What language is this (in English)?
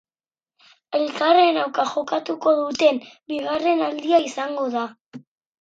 Basque